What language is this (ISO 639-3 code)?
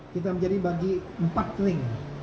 ind